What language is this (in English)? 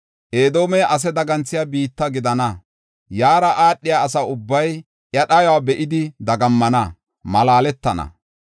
Gofa